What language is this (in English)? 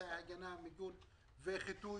Hebrew